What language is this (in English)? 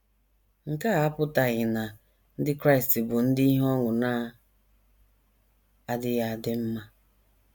Igbo